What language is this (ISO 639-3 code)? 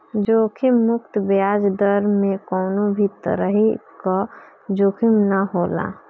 bho